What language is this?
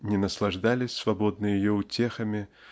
Russian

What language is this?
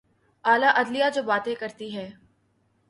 Urdu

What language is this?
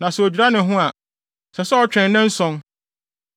Akan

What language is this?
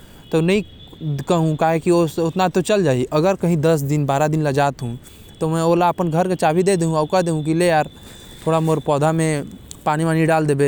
Korwa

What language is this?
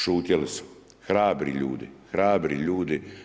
Croatian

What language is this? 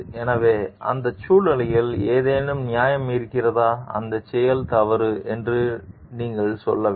Tamil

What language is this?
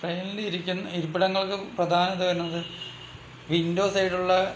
Malayalam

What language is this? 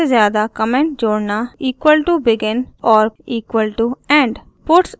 Hindi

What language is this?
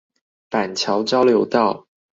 Chinese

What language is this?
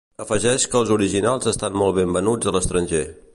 Catalan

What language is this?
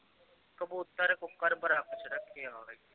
Punjabi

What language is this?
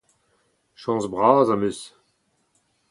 Breton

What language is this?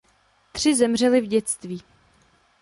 Czech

